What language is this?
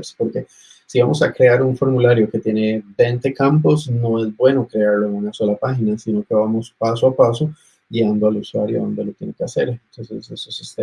Spanish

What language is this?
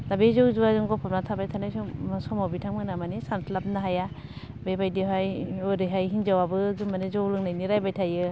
Bodo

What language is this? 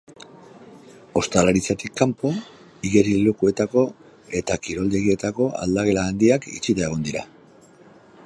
Basque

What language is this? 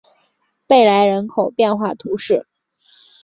Chinese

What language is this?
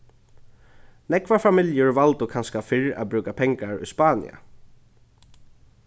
Faroese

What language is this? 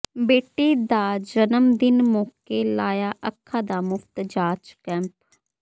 Punjabi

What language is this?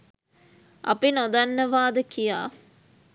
Sinhala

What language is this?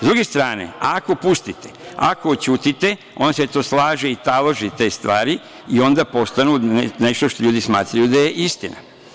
Serbian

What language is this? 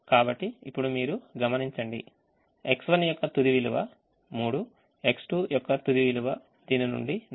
Telugu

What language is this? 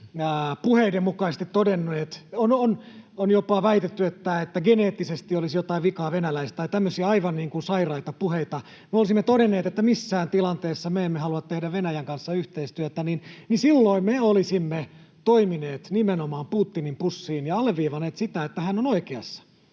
Finnish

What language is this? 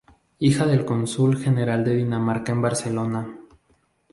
Spanish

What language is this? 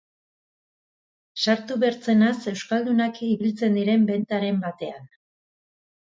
Basque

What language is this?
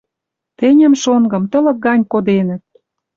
Western Mari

